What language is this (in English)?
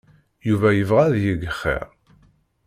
Kabyle